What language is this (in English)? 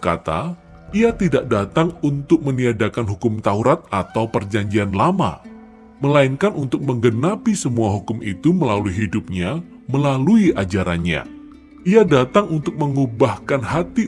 Indonesian